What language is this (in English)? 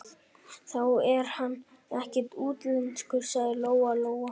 Icelandic